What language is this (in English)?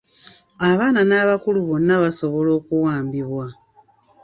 Ganda